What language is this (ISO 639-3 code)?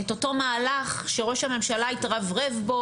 heb